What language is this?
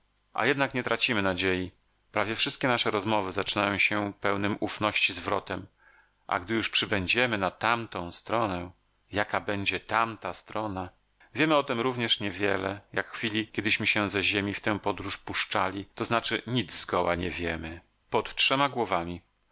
Polish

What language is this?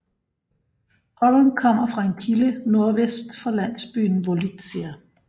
Danish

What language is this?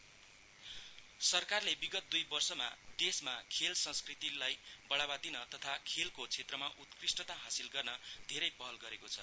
Nepali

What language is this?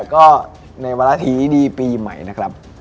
Thai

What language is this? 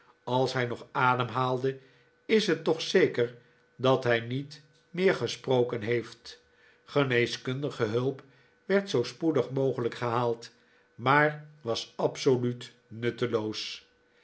Dutch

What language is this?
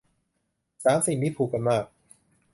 Thai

